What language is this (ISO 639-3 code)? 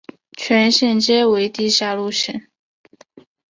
zho